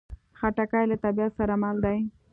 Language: Pashto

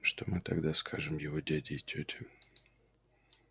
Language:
Russian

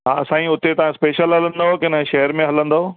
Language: Sindhi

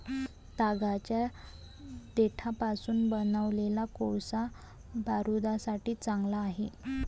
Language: Marathi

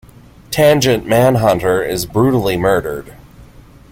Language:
English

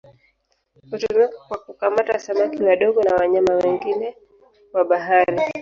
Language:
Swahili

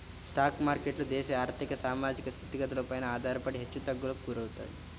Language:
Telugu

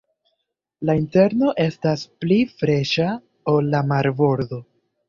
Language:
Esperanto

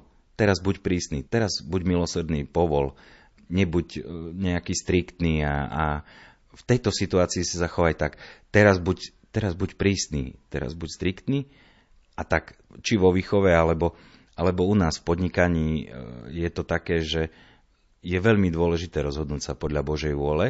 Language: Slovak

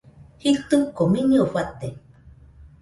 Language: Nüpode Huitoto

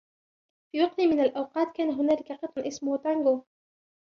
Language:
Arabic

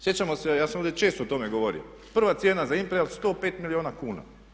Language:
Croatian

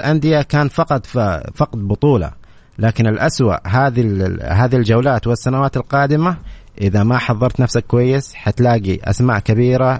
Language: Arabic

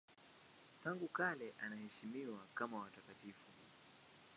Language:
Swahili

